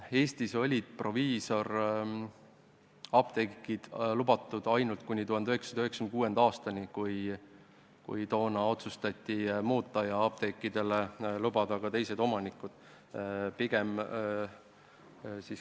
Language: Estonian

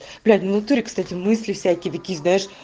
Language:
Russian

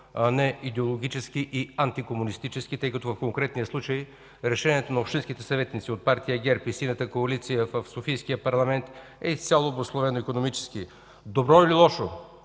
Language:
Bulgarian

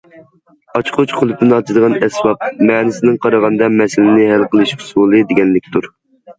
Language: Uyghur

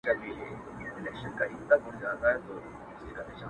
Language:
Pashto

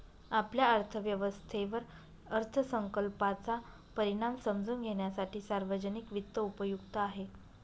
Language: Marathi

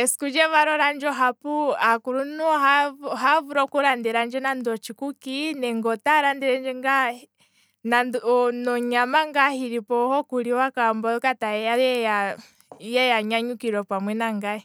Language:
Kwambi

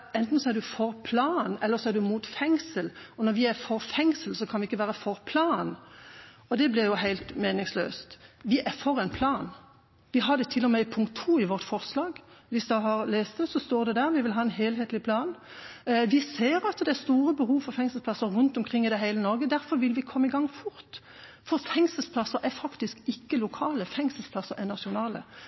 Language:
Norwegian Bokmål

